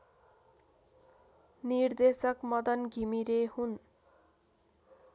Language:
Nepali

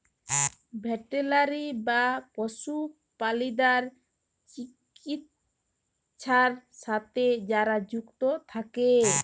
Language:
Bangla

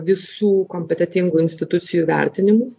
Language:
Lithuanian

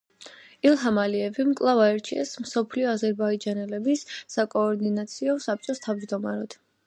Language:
Georgian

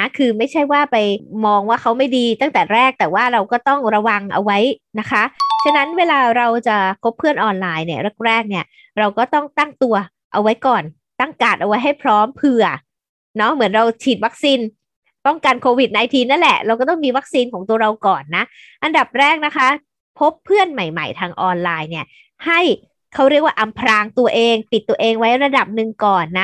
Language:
Thai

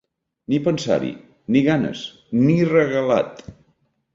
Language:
Catalan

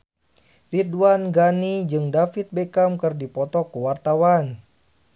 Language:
Sundanese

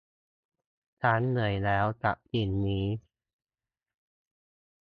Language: Thai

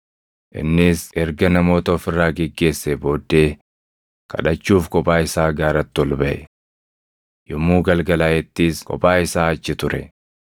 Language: Oromo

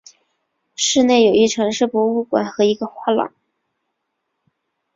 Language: Chinese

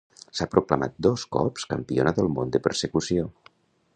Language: Catalan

